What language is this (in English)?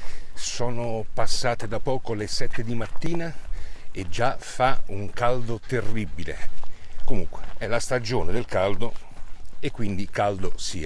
Italian